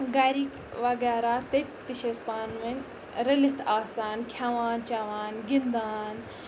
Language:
Kashmiri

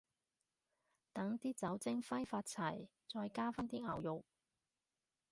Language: Cantonese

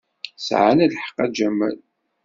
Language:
Kabyle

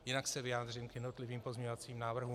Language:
Czech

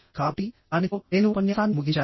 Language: Telugu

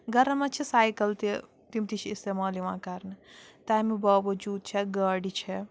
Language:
Kashmiri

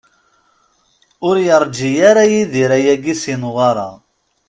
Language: Kabyle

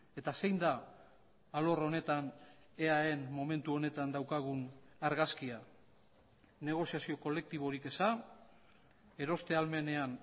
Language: Basque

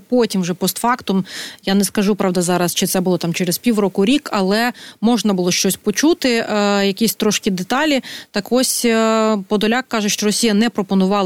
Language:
Ukrainian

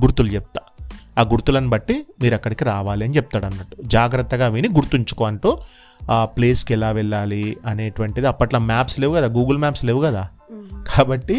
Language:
Telugu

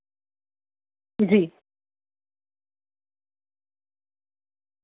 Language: Dogri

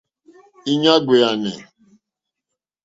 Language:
Mokpwe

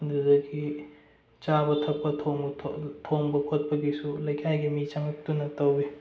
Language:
Manipuri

